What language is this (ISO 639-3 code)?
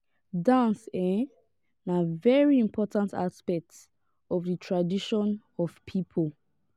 pcm